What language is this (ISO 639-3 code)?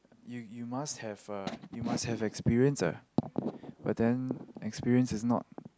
eng